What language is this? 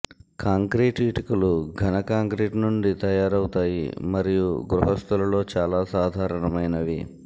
Telugu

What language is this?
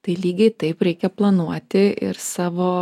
Lithuanian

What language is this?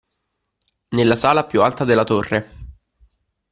Italian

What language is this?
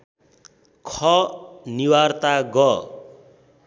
Nepali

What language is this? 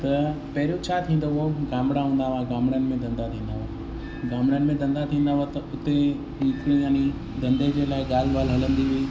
Sindhi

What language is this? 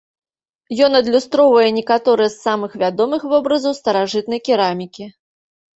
Belarusian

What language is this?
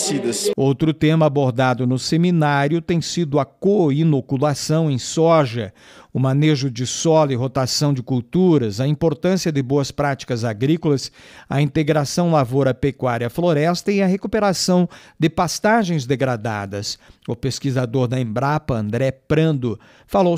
Portuguese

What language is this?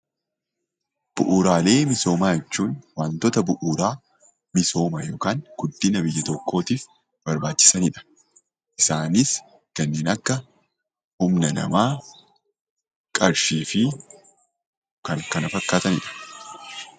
Oromo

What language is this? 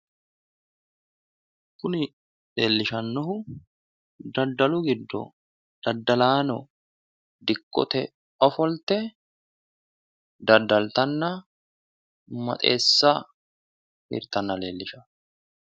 Sidamo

